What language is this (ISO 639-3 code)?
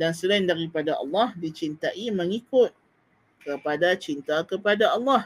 msa